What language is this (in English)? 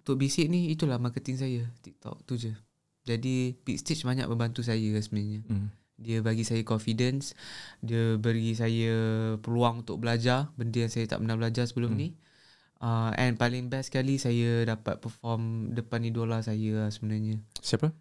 Malay